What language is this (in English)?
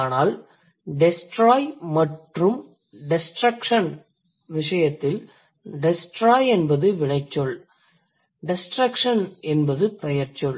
Tamil